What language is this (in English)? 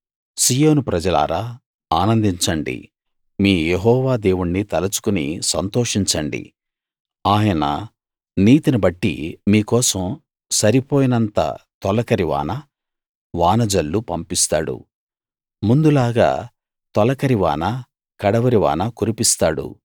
Telugu